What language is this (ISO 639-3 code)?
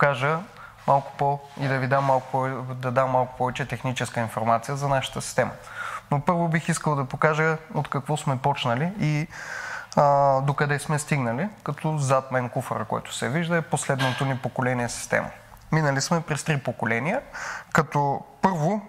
bul